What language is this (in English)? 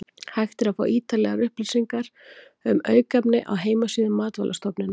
Icelandic